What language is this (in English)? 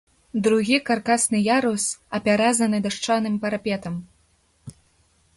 Belarusian